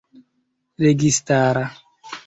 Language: Esperanto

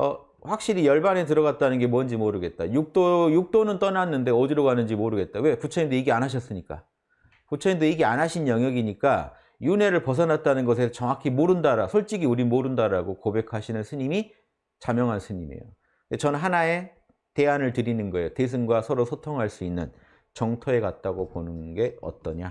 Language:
Korean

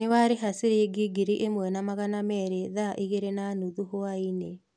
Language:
Kikuyu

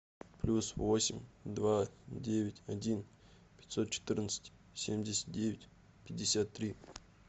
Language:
Russian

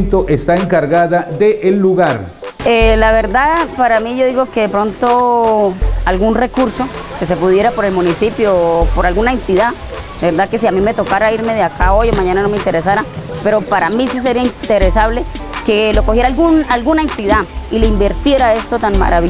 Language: Spanish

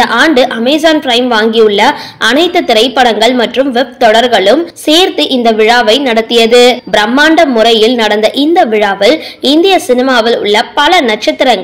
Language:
Tamil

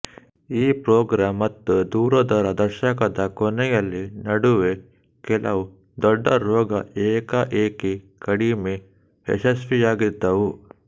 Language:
Kannada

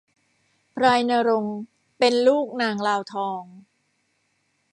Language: Thai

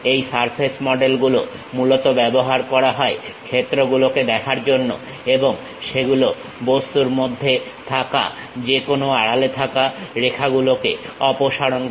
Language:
Bangla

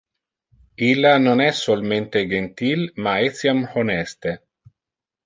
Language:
Interlingua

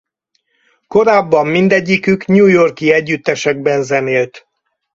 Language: Hungarian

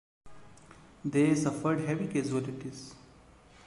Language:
English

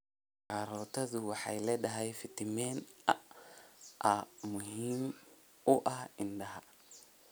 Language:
Somali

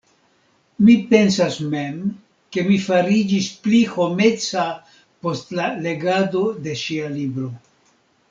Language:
Esperanto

